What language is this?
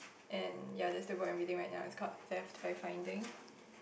English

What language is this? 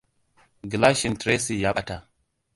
Hausa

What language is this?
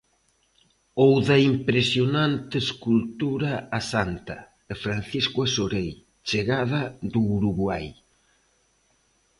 Galician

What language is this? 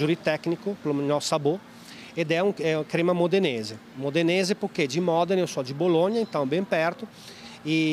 Portuguese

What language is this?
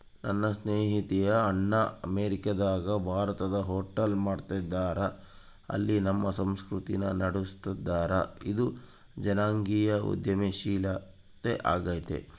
Kannada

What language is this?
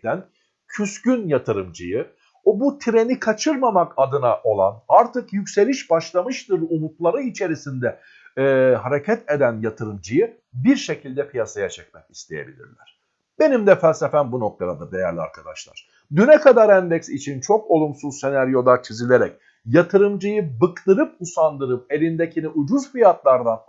Turkish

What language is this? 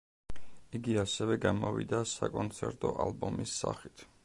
Georgian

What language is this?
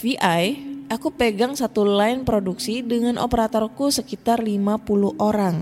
Indonesian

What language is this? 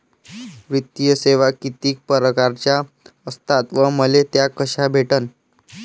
Marathi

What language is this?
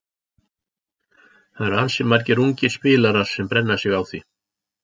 Icelandic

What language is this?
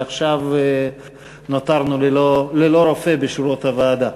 Hebrew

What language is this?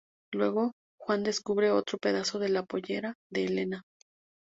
Spanish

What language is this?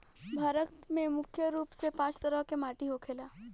Bhojpuri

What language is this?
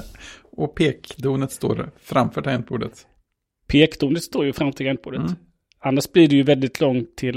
Swedish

